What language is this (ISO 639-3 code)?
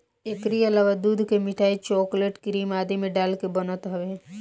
bho